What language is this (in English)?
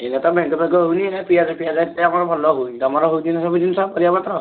Odia